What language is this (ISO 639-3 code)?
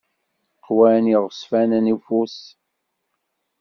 kab